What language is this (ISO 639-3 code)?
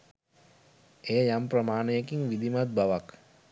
sin